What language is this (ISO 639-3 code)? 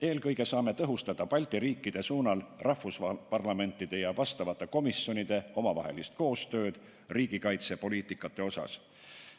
est